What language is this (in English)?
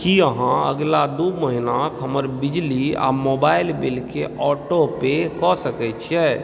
Maithili